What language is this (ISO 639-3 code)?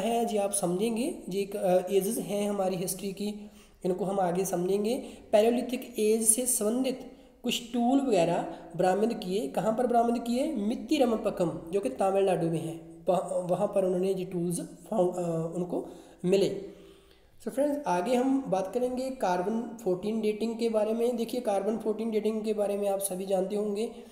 hin